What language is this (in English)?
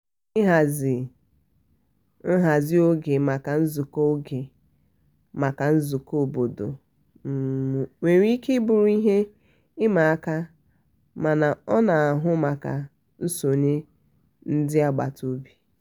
Igbo